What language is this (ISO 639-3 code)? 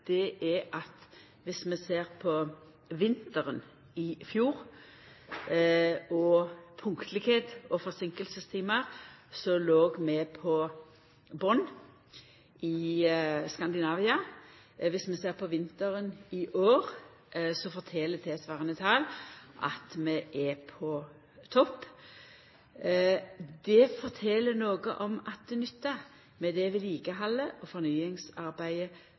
nno